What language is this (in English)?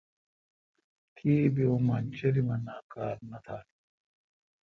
Kalkoti